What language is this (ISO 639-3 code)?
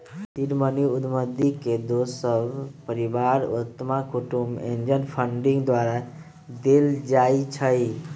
mag